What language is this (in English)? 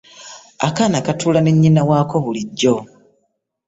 Ganda